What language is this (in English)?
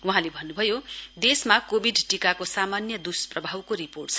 Nepali